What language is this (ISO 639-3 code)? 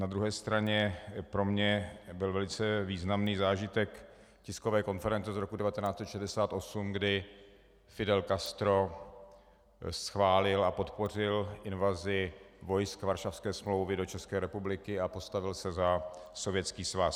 ces